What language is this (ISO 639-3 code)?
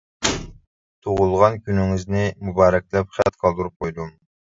uig